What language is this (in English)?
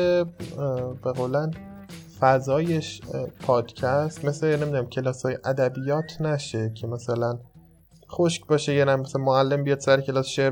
Persian